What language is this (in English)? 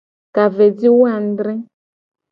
Gen